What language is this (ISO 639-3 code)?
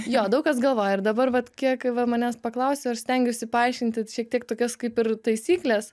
lit